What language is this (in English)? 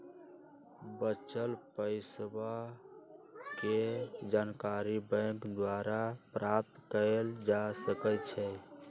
Magahi